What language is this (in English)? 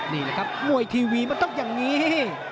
Thai